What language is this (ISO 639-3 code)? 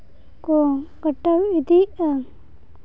sat